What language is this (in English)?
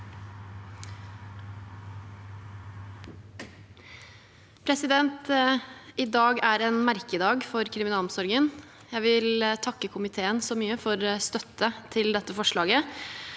Norwegian